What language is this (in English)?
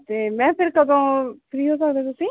Punjabi